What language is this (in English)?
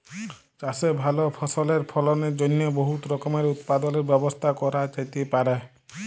Bangla